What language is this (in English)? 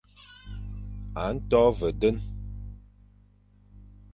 Fang